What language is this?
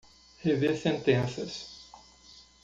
Portuguese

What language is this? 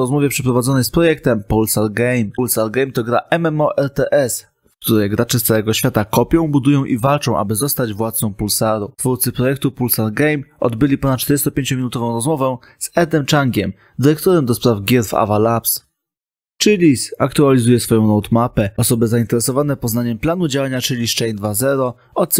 Polish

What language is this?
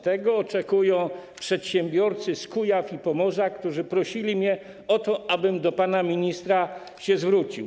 Polish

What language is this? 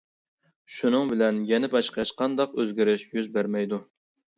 Uyghur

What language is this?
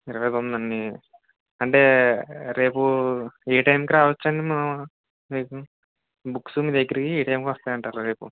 Telugu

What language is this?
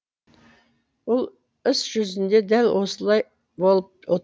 Kazakh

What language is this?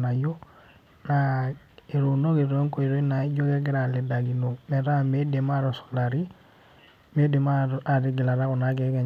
Masai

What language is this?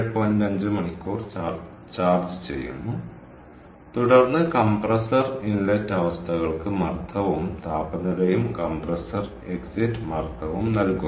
Malayalam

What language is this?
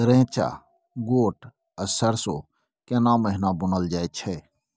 Maithili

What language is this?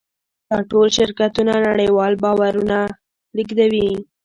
Pashto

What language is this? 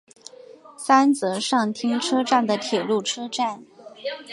Chinese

